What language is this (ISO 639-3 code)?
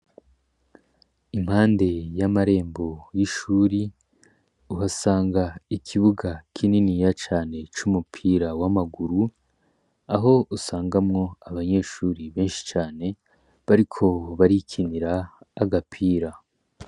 run